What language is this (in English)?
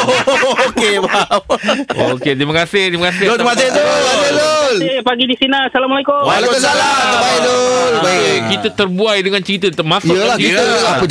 Malay